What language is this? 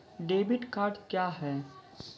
Maithili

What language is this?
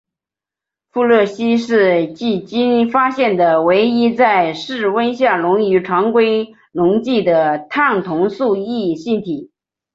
Chinese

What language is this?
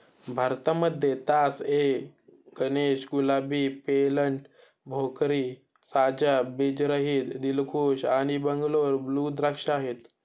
Marathi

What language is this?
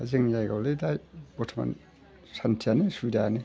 Bodo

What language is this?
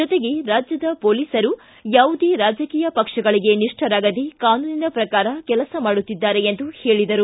Kannada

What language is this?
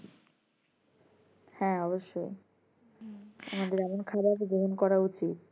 Bangla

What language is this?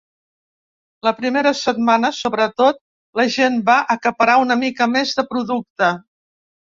Catalan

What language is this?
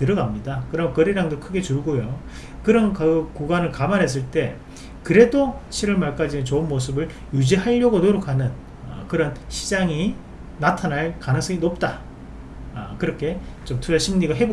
Korean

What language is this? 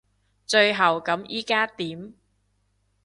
Cantonese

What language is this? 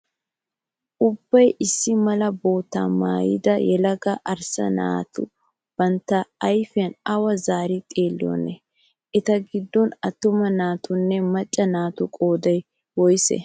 Wolaytta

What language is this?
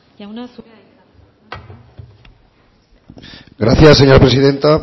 Basque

